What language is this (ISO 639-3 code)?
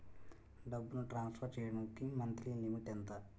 tel